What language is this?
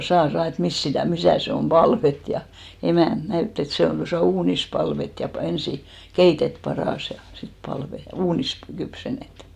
Finnish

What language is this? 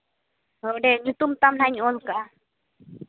Santali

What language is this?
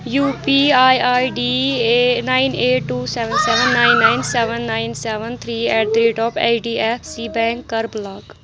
Kashmiri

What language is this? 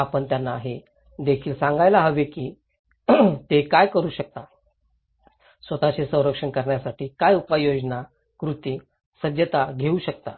Marathi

